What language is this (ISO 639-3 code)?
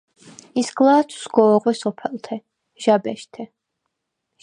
sva